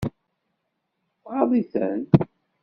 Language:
Kabyle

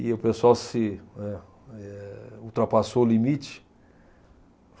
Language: Portuguese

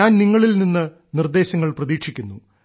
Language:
Malayalam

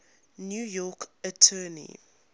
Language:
English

